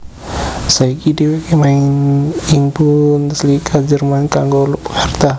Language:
Javanese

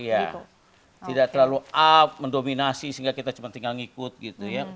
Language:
Indonesian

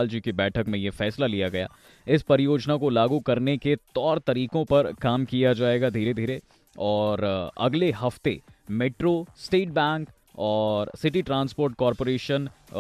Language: Hindi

